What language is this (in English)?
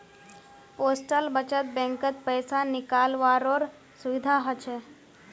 Magahi